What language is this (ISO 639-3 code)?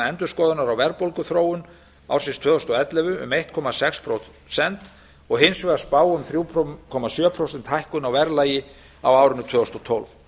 isl